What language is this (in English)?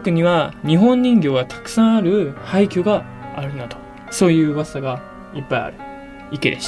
Japanese